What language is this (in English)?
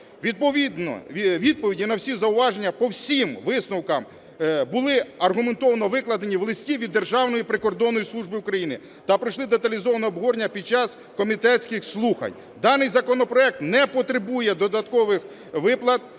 Ukrainian